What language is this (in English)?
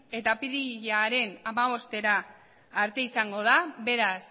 Basque